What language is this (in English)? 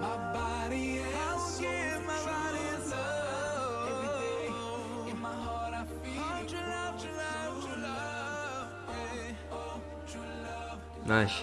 Indonesian